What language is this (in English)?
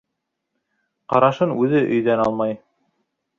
Bashkir